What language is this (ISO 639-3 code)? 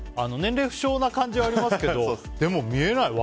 jpn